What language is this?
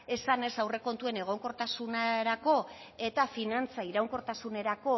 Basque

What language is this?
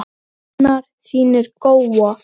Icelandic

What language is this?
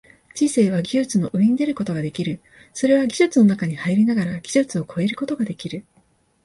Japanese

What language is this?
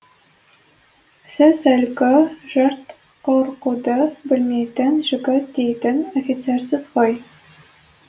Kazakh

